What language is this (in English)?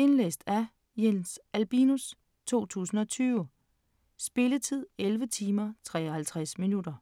Danish